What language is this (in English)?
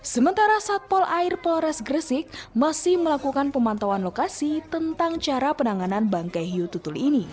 Indonesian